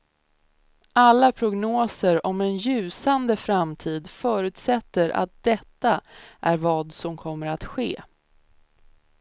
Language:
Swedish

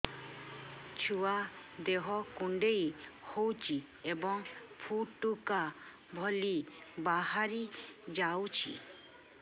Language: Odia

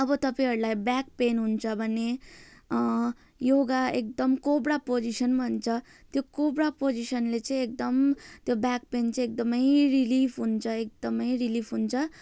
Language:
Nepali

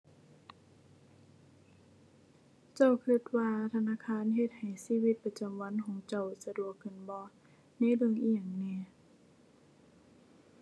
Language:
Thai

